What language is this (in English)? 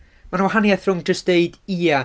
Welsh